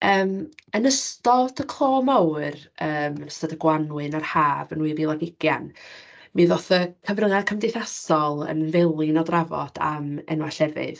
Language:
Welsh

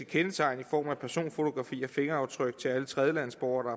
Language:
Danish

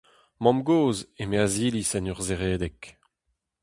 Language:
Breton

